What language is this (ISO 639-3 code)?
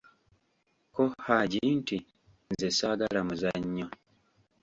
lug